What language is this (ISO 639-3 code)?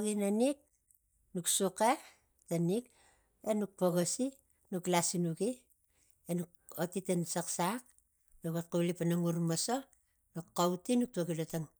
tgc